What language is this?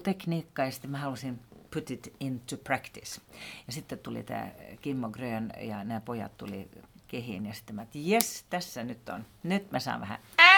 Finnish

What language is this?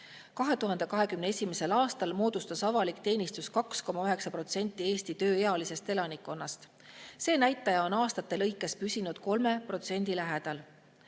Estonian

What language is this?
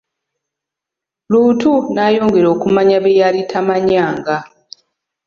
Ganda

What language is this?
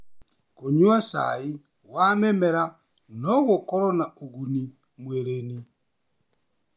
Kikuyu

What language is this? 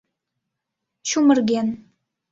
Mari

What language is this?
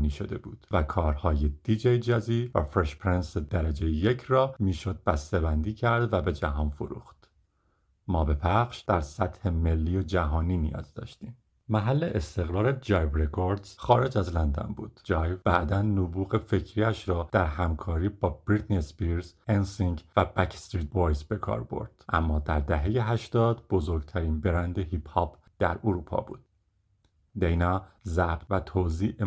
Persian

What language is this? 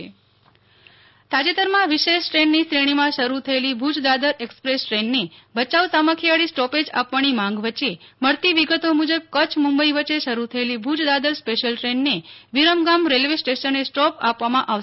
Gujarati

